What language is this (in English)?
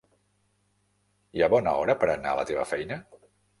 Catalan